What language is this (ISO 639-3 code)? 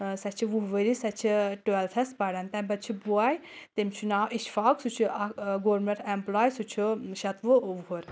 kas